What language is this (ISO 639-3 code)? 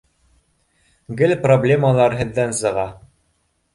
bak